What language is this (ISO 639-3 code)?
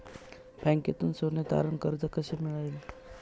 mar